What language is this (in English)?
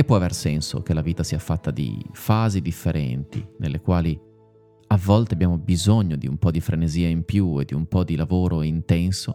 Italian